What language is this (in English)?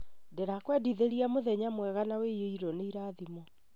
Kikuyu